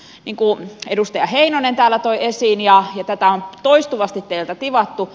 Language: Finnish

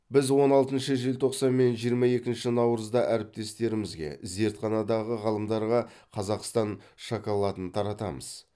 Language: Kazakh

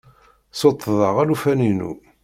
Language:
Kabyle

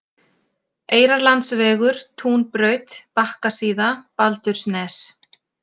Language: Icelandic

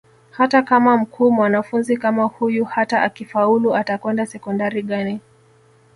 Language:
Swahili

